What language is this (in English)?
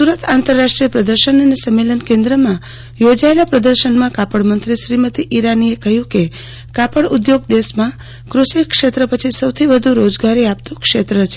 Gujarati